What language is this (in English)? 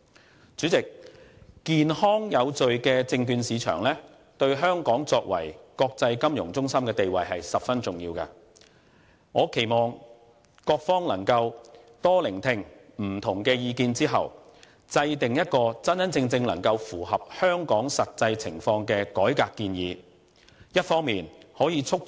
Cantonese